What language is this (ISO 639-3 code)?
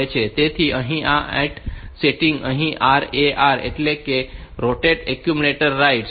guj